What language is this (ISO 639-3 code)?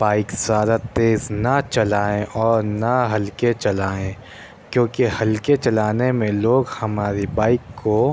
urd